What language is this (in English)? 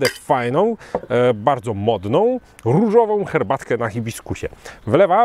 Polish